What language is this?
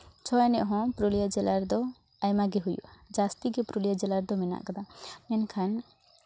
Santali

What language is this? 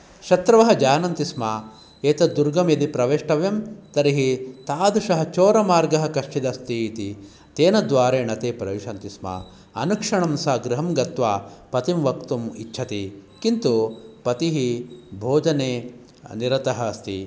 Sanskrit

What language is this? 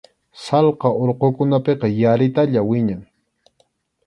Arequipa-La Unión Quechua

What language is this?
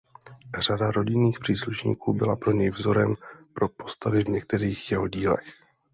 Czech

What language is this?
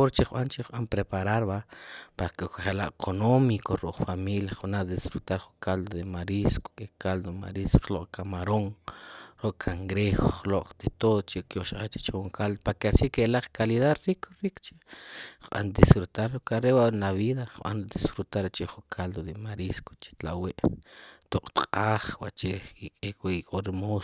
Sipacapense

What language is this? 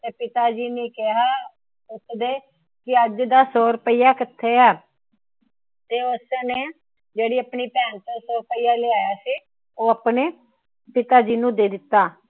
Punjabi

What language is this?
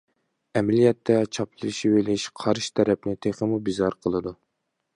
Uyghur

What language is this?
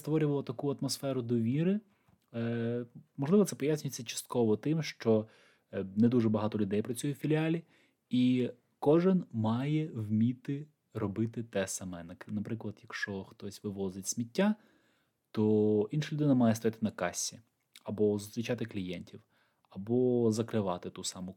Ukrainian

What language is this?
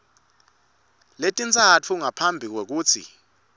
Swati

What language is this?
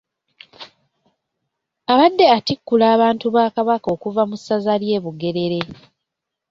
Ganda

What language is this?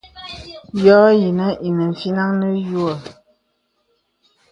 Bebele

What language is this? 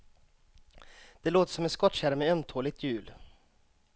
Swedish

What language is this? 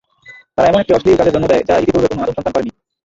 Bangla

